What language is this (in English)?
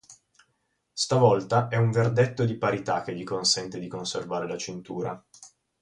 Italian